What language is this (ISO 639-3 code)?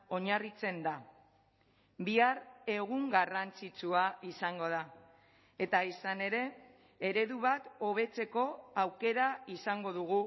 eus